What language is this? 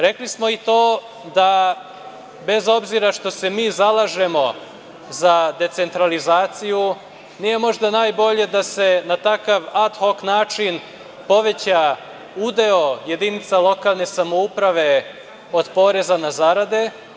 Serbian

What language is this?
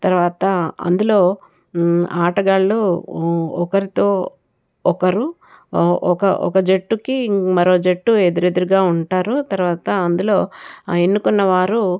Telugu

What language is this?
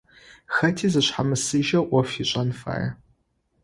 Adyghe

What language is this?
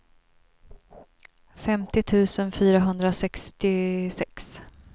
Swedish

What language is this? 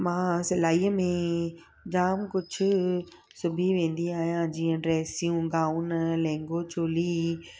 Sindhi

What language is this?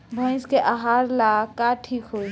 Bhojpuri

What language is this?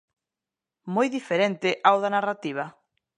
Galician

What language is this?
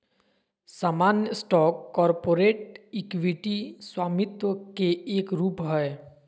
Magahi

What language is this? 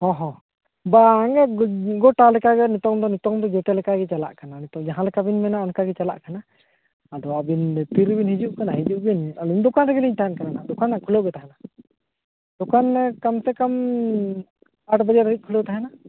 Santali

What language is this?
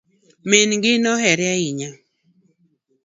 Luo (Kenya and Tanzania)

